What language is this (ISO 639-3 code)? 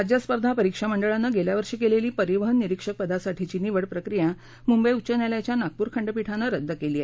mar